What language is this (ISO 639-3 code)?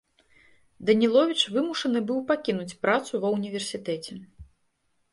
bel